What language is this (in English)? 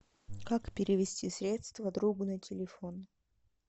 Russian